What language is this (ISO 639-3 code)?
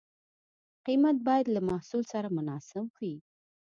pus